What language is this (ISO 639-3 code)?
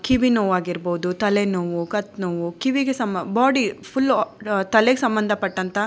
kan